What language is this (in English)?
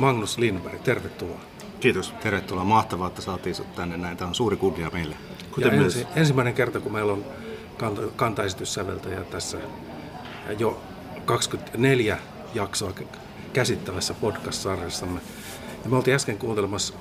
Finnish